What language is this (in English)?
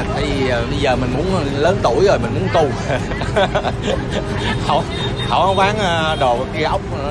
Vietnamese